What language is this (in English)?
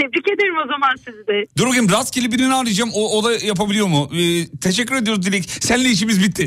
Turkish